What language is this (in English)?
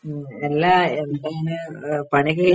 Malayalam